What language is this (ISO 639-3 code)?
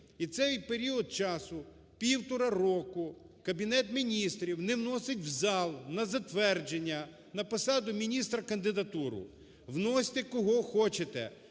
ukr